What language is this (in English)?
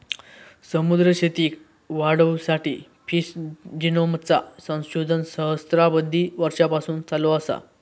Marathi